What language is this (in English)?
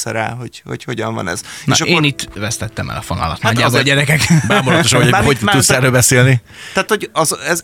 Hungarian